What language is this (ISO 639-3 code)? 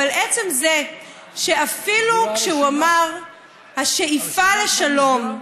heb